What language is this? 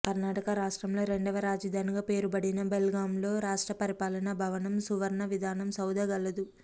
Telugu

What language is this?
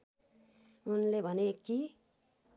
Nepali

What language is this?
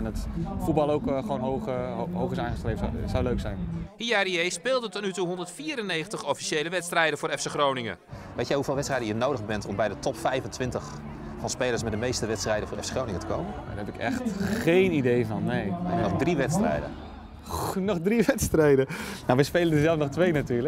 Dutch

